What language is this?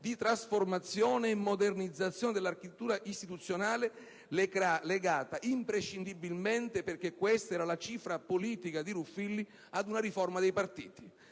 Italian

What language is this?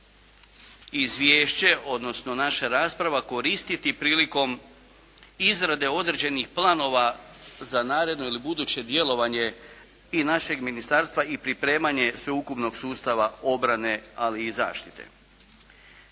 Croatian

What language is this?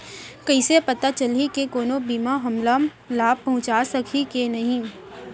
Chhattisgarhi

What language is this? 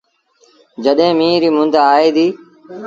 Sindhi Bhil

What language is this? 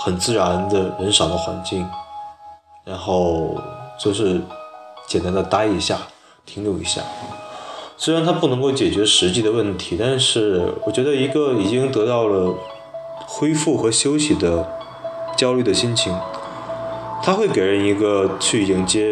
Chinese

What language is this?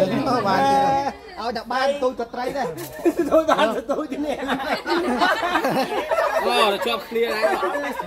Thai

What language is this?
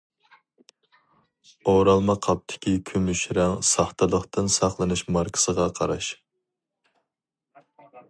Uyghur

